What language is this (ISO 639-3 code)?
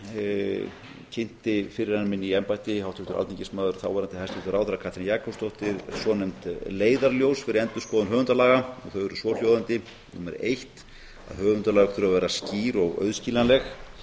isl